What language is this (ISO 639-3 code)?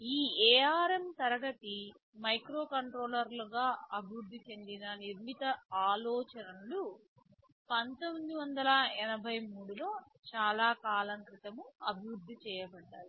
tel